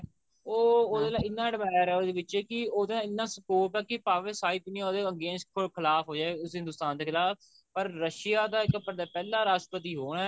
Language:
Punjabi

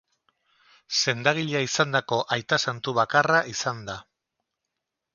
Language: Basque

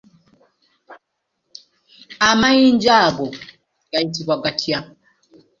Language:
Ganda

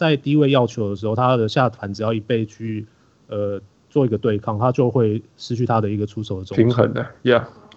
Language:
Chinese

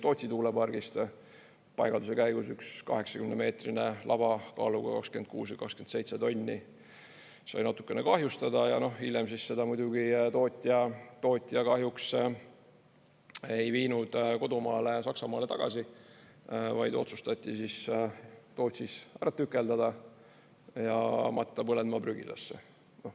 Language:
Estonian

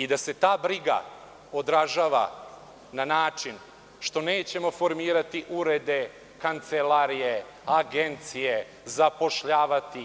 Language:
Serbian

